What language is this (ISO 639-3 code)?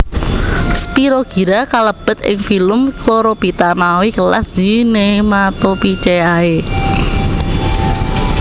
jav